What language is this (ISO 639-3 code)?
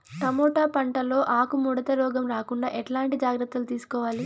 tel